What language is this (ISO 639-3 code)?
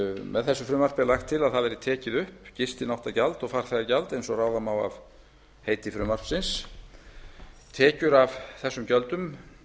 isl